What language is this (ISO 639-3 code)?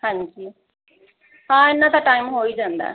pan